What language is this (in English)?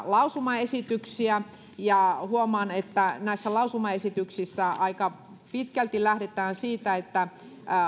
Finnish